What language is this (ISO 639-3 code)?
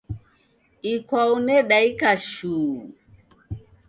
dav